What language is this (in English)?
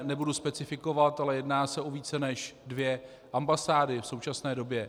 Czech